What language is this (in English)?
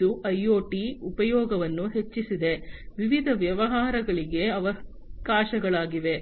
Kannada